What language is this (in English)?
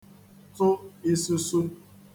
Igbo